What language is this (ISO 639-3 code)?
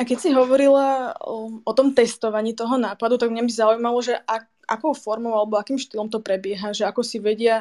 slk